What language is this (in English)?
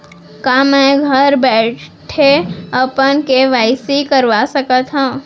Chhattisgarhi